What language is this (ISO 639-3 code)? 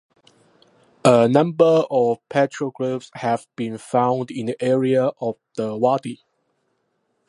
eng